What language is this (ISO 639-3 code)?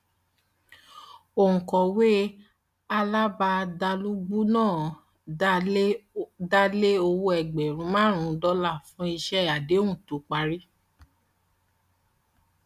yor